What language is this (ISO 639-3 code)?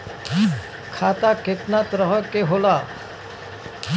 bho